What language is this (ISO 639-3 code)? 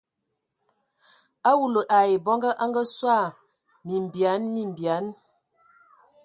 ewo